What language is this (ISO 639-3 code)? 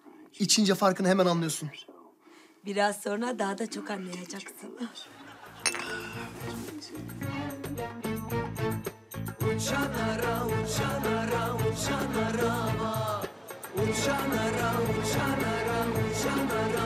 tur